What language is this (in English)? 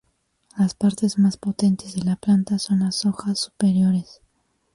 Spanish